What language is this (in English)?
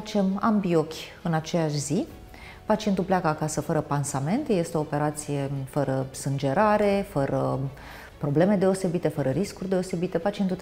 Romanian